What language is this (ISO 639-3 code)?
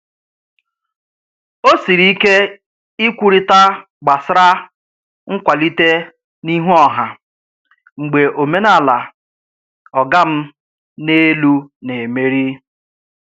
ibo